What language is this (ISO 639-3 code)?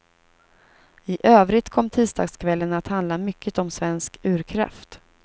swe